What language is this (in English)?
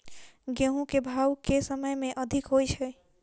Maithili